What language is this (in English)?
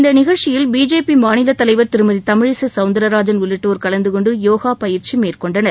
Tamil